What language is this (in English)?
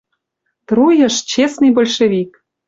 Western Mari